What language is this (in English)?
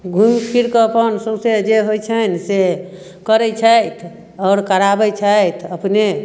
Maithili